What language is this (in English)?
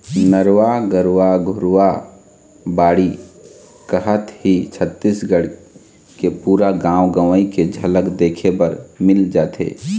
Chhattisgarhi